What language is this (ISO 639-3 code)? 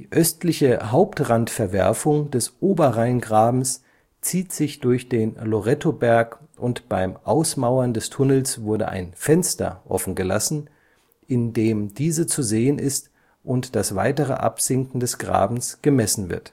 deu